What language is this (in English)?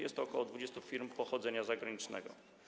Polish